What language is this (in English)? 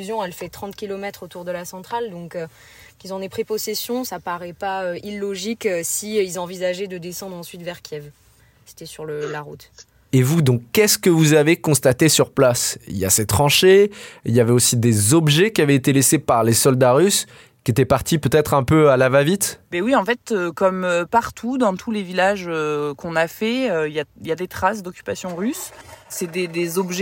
French